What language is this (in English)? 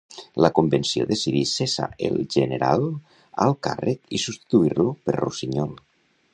Catalan